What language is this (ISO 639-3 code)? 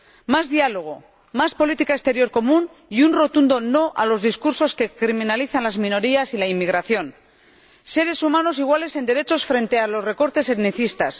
spa